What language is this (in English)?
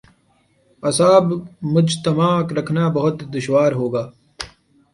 Urdu